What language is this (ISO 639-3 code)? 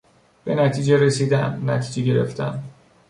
fas